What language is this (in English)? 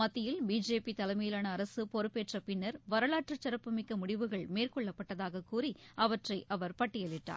Tamil